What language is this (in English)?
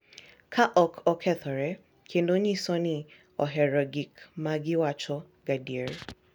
Luo (Kenya and Tanzania)